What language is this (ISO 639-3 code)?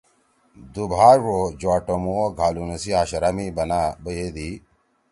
trw